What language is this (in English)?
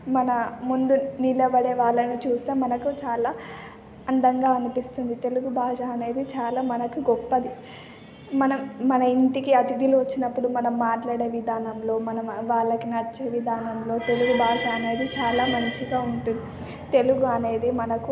Telugu